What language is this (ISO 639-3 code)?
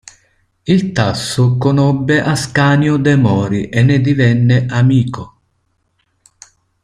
ita